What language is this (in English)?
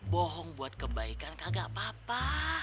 Indonesian